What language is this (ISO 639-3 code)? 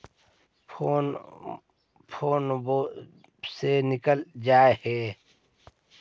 mag